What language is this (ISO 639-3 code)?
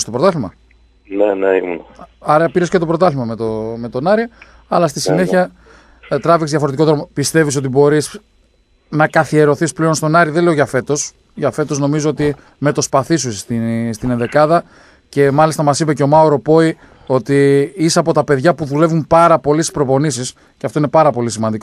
ell